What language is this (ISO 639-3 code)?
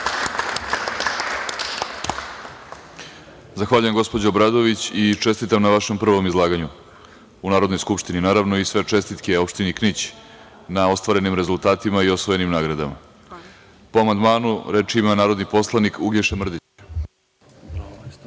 srp